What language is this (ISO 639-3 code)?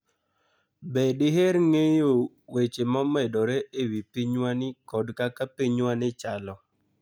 luo